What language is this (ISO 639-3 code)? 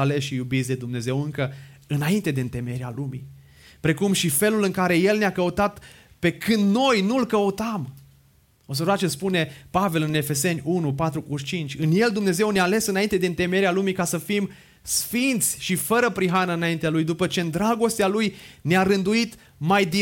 ron